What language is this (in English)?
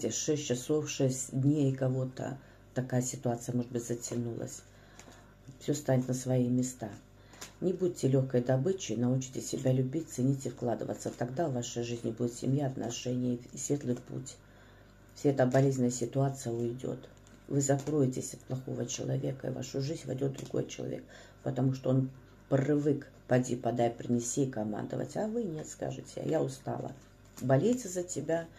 Russian